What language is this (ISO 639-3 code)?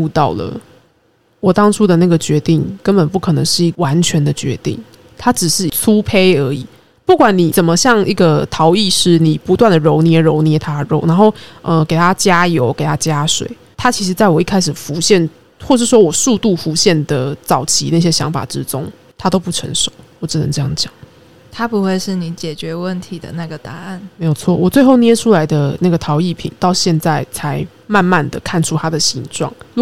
zho